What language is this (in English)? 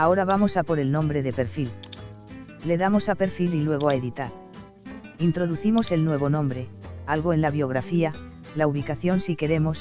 Spanish